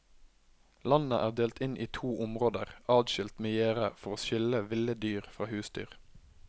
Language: Norwegian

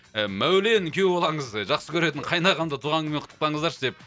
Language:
Kazakh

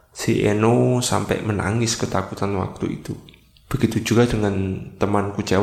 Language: Indonesian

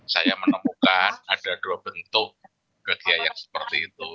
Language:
Indonesian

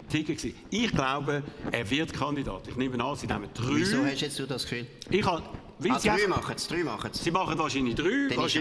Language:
German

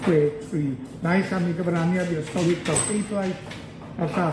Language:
Welsh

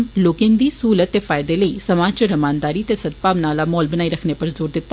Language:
Dogri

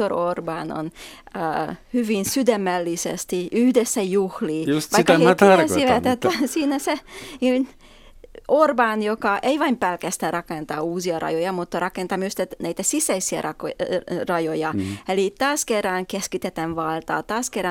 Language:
Finnish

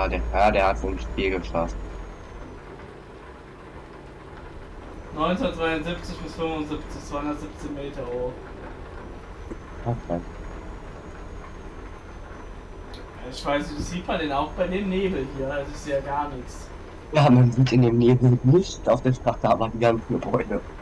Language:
German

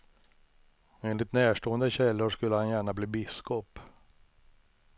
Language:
Swedish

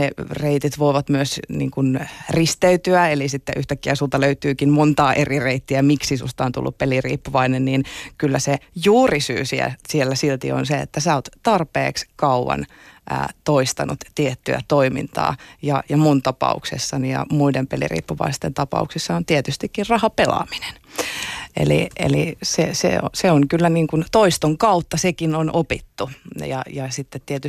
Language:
Finnish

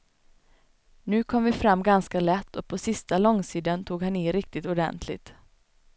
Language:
Swedish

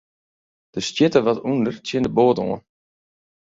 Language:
Western Frisian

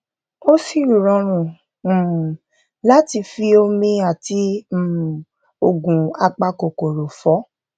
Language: Yoruba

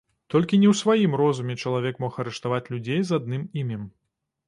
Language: Belarusian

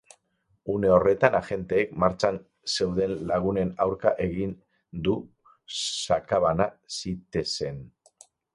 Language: Basque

